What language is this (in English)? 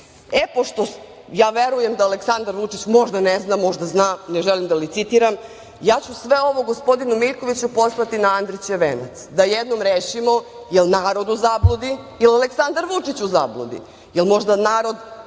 Serbian